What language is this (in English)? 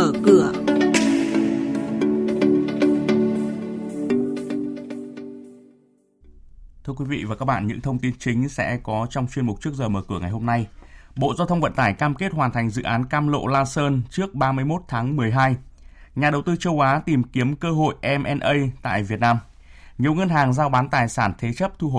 Vietnamese